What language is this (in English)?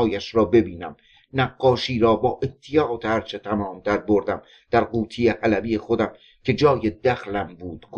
Persian